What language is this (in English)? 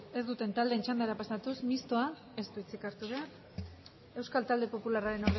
Basque